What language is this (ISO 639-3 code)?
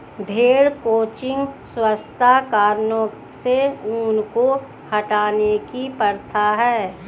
hin